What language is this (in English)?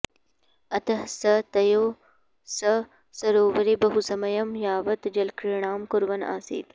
Sanskrit